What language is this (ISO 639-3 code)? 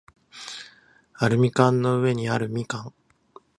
jpn